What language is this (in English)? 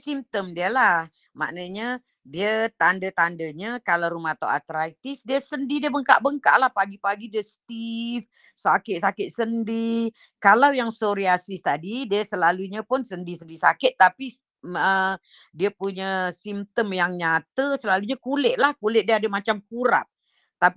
Malay